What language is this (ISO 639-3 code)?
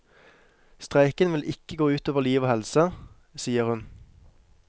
nor